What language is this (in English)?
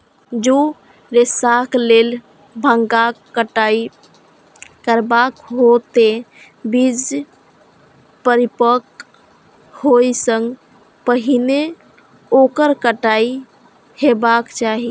Maithili